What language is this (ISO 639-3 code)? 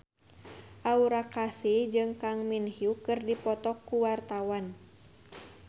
sun